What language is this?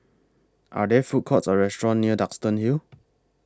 English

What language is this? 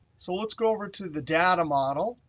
English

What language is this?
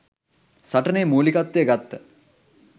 Sinhala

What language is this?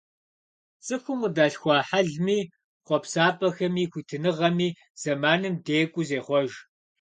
Kabardian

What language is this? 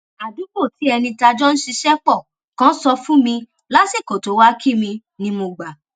Yoruba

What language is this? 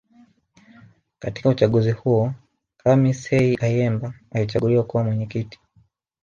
Swahili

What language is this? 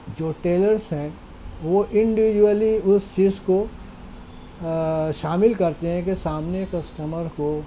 Urdu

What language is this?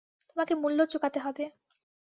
Bangla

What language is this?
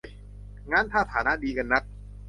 Thai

